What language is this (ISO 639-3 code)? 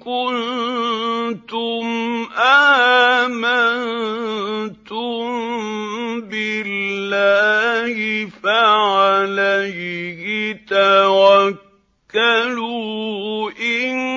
ara